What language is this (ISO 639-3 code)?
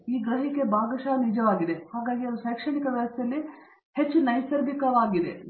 kan